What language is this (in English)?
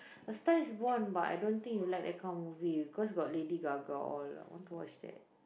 English